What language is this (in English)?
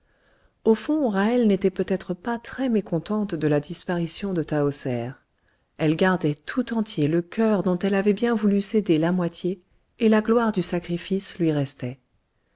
French